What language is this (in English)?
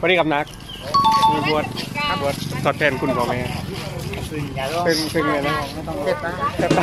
Thai